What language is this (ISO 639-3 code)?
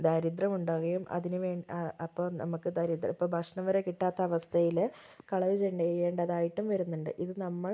mal